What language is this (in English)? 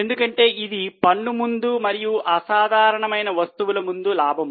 Telugu